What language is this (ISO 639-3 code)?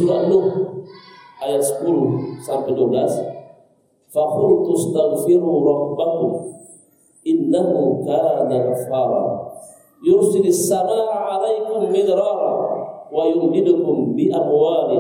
ind